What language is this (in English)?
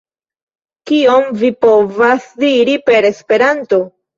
Esperanto